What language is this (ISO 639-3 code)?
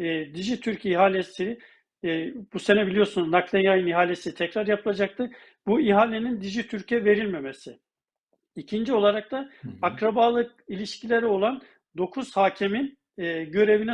tur